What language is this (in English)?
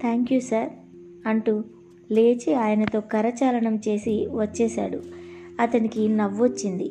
Telugu